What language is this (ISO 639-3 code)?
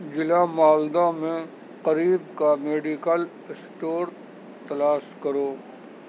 urd